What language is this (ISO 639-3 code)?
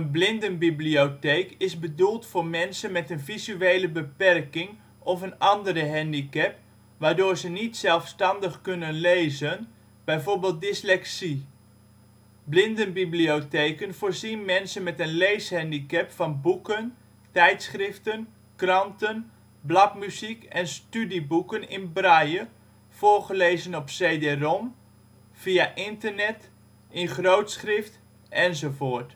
nld